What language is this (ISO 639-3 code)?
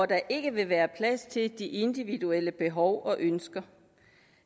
dan